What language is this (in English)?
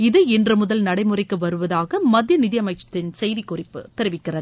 Tamil